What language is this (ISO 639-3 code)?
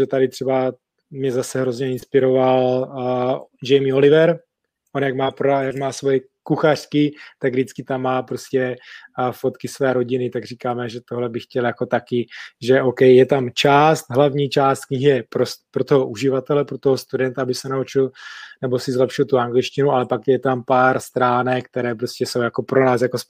ces